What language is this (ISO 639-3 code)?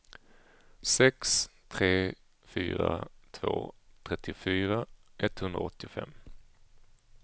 swe